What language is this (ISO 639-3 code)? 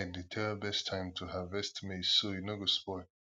pcm